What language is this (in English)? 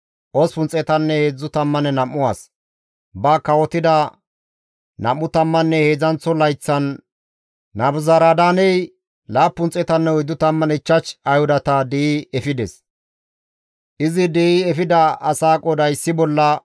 Gamo